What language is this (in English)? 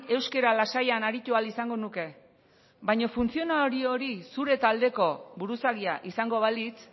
Basque